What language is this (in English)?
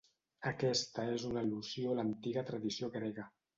Catalan